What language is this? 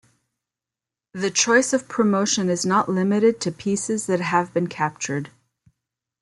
English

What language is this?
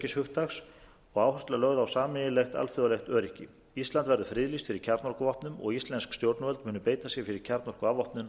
Icelandic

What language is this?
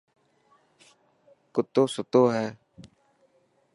Dhatki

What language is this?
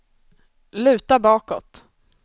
Swedish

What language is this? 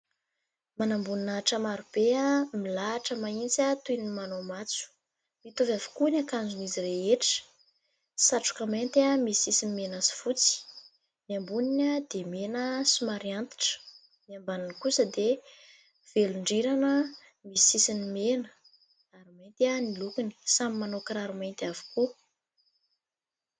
Malagasy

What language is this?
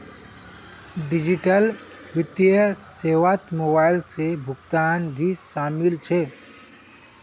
Magahi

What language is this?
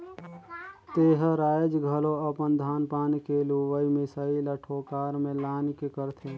Chhattisgarhi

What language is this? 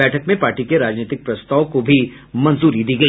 Hindi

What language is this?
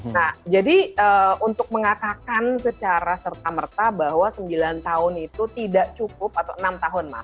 Indonesian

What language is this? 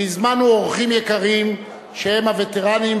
Hebrew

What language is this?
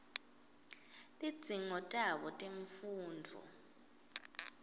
Swati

